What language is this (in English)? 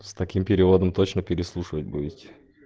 Russian